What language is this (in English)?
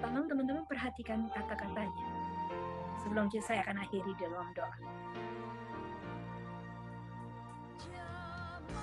Indonesian